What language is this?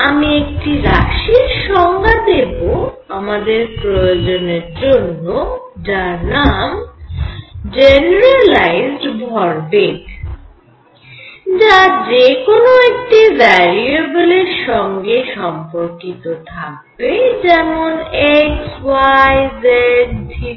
Bangla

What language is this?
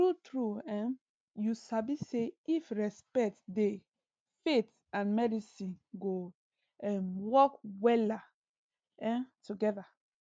Nigerian Pidgin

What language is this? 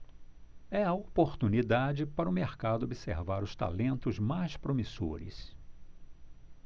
Portuguese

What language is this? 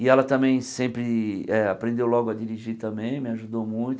Portuguese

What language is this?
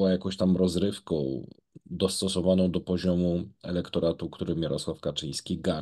Polish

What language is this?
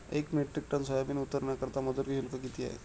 Marathi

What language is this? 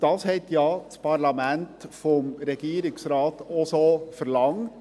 Swiss German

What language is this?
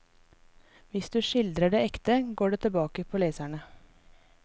Norwegian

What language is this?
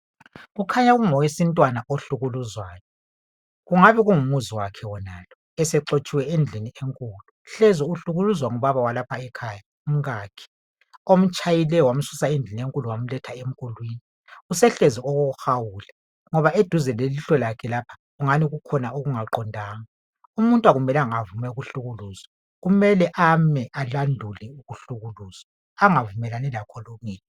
North Ndebele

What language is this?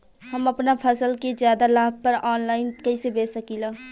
Bhojpuri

